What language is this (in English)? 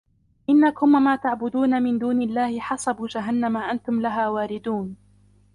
Arabic